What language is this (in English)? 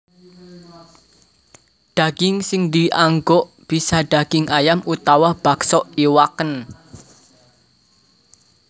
Javanese